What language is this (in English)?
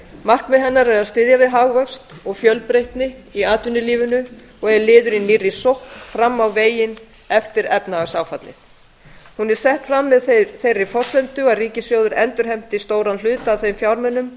Icelandic